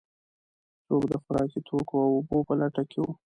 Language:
Pashto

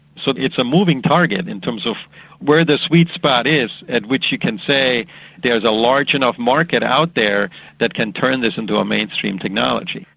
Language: English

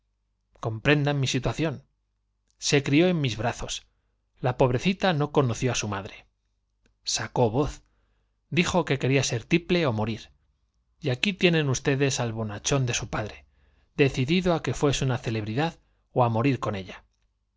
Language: Spanish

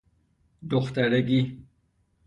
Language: Persian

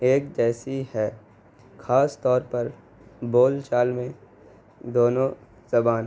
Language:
Urdu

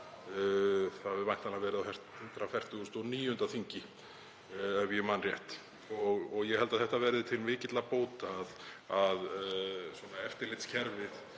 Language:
Icelandic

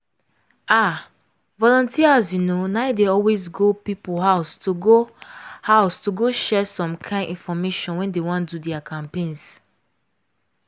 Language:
Nigerian Pidgin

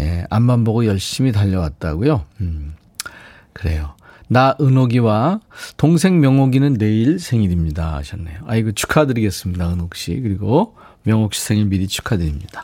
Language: Korean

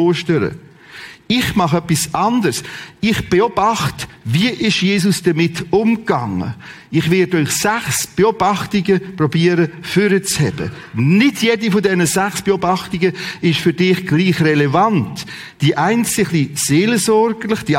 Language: German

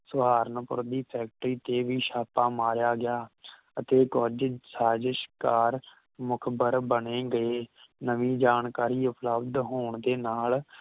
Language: Punjabi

